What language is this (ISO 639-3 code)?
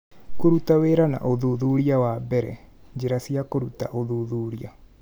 kik